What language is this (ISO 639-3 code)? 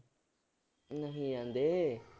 pan